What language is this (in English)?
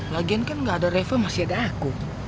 Indonesian